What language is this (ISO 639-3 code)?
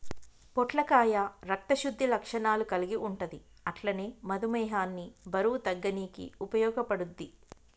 tel